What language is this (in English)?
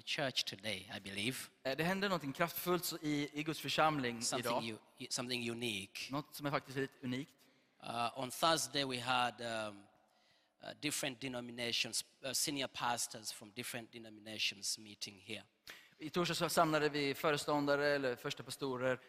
Swedish